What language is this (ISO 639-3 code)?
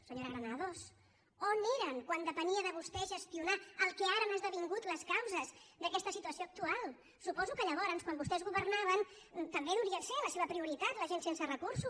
cat